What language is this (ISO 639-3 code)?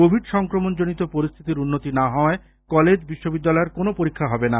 ben